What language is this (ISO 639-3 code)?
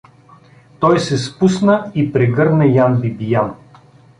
bul